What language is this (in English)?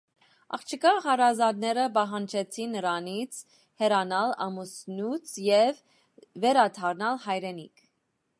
Armenian